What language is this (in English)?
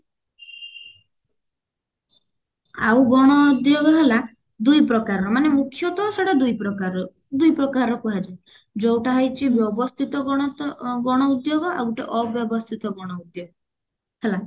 Odia